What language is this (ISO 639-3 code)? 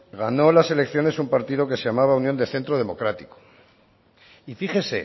spa